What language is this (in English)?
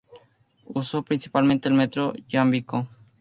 Spanish